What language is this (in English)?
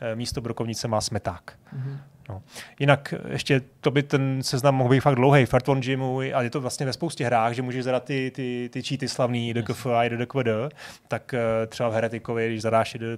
Czech